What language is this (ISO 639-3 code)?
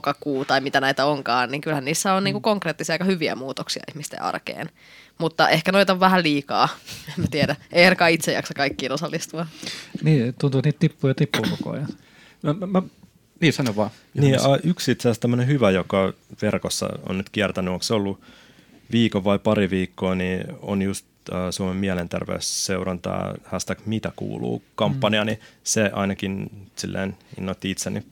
fin